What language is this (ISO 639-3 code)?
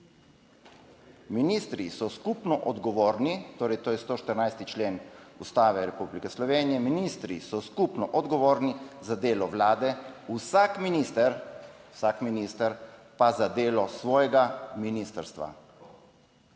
slv